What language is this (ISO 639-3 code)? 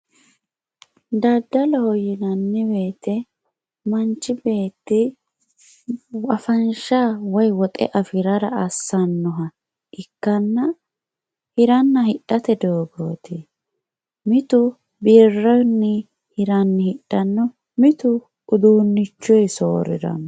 sid